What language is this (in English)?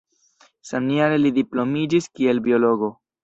Esperanto